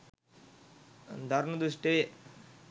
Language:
Sinhala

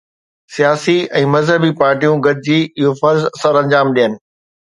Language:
Sindhi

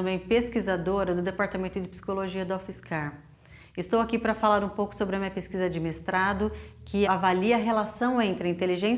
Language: Portuguese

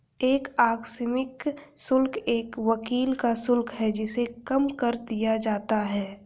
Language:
Hindi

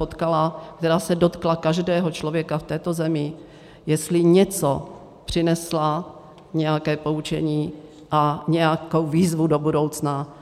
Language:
Czech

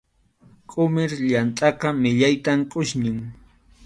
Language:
Arequipa-La Unión Quechua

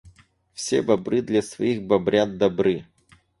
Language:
Russian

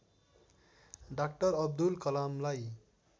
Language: Nepali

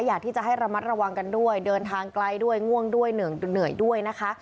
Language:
Thai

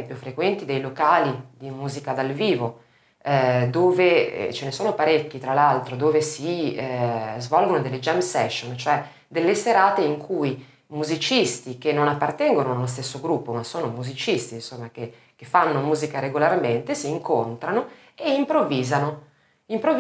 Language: Italian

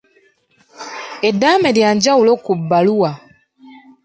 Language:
Ganda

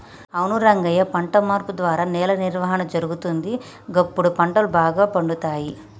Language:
Telugu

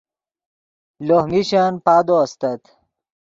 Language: Yidgha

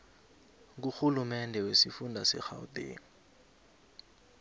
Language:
South Ndebele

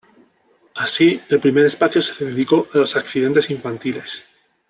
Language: Spanish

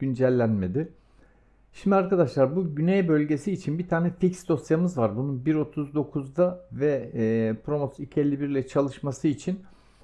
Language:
Turkish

